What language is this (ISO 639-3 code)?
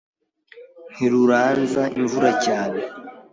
kin